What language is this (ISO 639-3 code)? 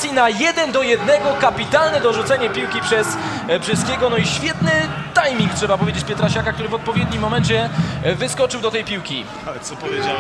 pol